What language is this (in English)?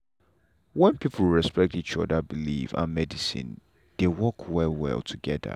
Nigerian Pidgin